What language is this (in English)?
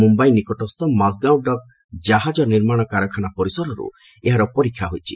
Odia